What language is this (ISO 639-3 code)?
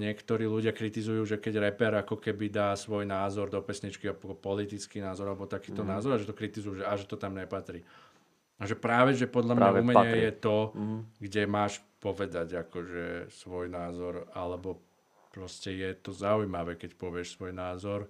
slk